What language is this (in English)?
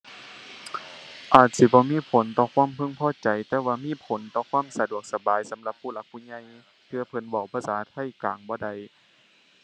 Thai